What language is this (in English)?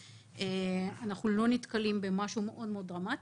Hebrew